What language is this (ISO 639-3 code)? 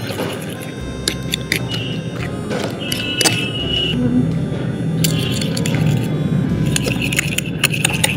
eng